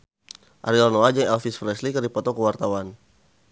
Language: Sundanese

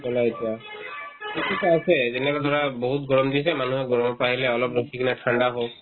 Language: Assamese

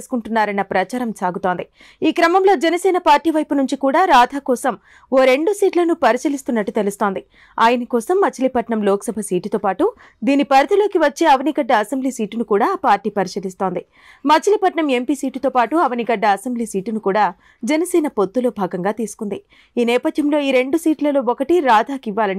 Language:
Telugu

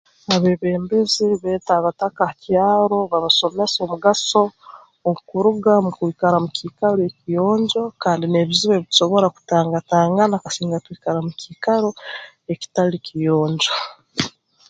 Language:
Tooro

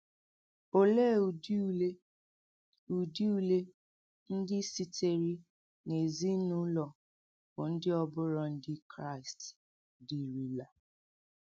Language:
Igbo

